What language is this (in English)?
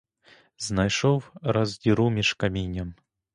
Ukrainian